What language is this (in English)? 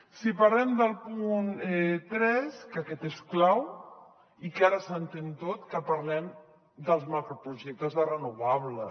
Catalan